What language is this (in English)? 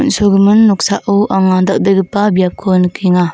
Garo